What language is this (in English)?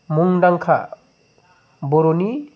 Bodo